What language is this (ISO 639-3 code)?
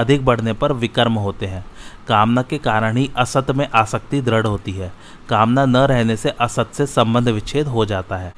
hin